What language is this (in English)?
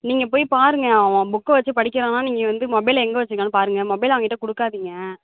Tamil